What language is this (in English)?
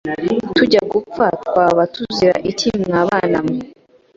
Kinyarwanda